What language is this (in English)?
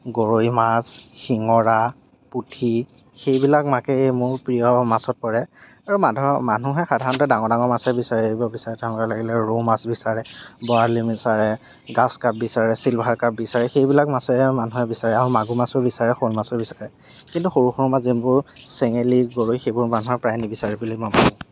Assamese